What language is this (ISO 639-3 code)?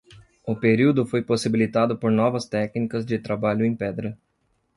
por